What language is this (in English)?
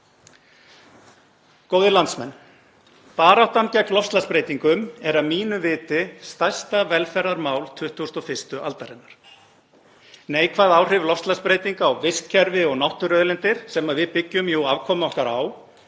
Icelandic